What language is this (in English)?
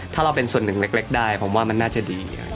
Thai